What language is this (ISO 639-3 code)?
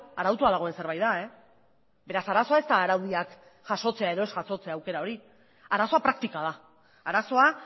eus